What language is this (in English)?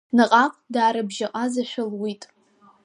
Abkhazian